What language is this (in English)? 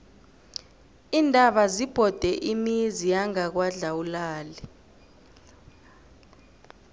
South Ndebele